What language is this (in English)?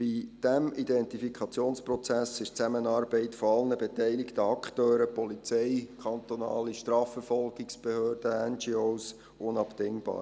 Swiss German